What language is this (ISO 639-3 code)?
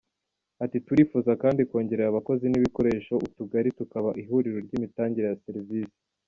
kin